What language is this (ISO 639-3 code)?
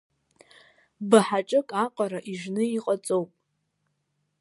abk